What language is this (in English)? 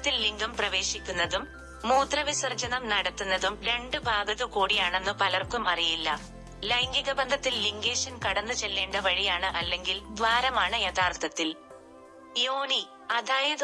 Malayalam